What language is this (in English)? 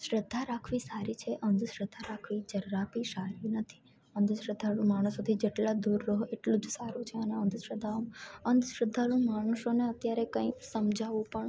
Gujarati